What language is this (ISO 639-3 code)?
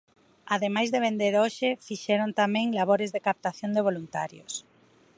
glg